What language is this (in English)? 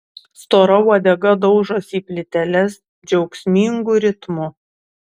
Lithuanian